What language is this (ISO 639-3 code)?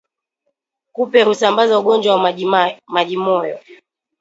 swa